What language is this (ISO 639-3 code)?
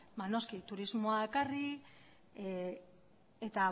eus